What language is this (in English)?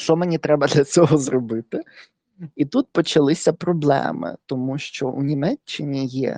Ukrainian